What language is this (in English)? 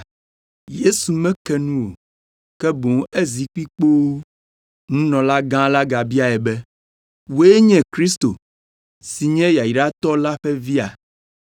Ewe